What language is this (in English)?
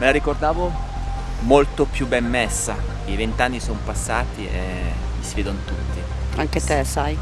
Italian